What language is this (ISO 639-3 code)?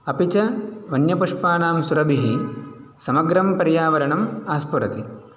san